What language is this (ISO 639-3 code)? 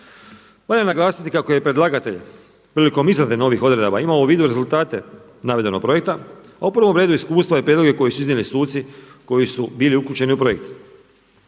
hrv